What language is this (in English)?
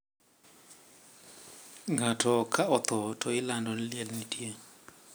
Luo (Kenya and Tanzania)